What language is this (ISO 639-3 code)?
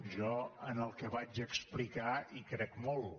cat